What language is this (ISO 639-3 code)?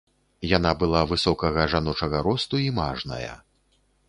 bel